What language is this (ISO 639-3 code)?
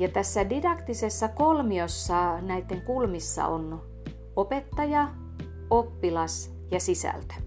fin